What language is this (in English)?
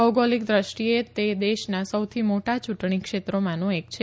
Gujarati